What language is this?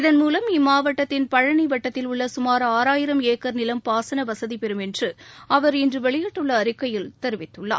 Tamil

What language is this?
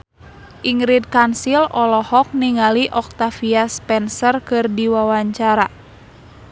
Sundanese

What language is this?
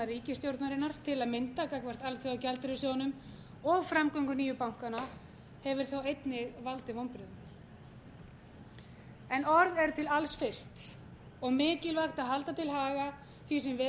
Icelandic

